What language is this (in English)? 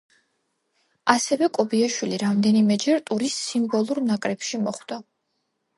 Georgian